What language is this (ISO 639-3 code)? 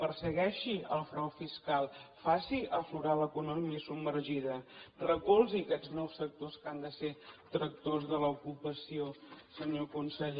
cat